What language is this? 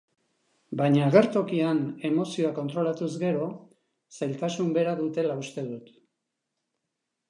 Basque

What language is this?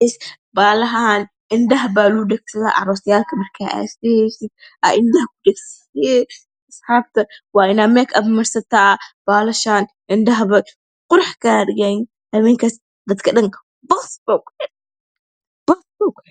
Somali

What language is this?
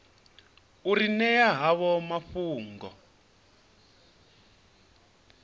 Venda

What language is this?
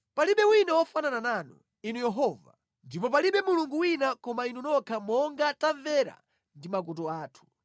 Nyanja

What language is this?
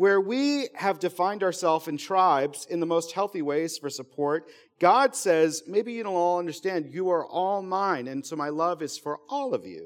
English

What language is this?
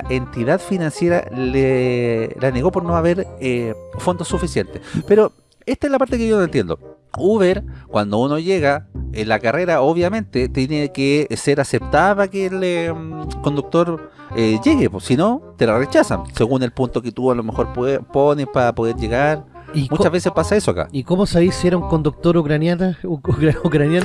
Spanish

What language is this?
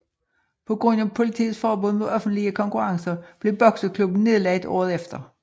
Danish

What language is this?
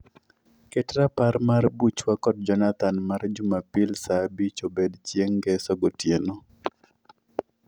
Luo (Kenya and Tanzania)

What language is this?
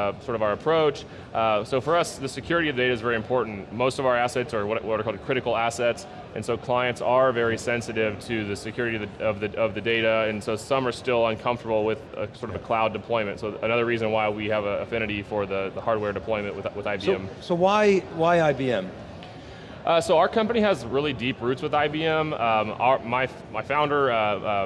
English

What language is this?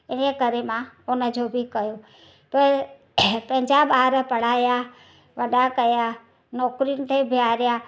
Sindhi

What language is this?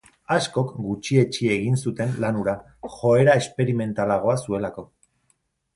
Basque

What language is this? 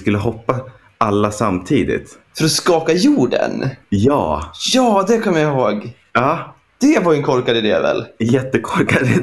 Swedish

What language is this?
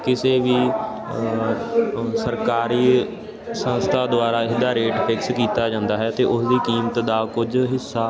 Punjabi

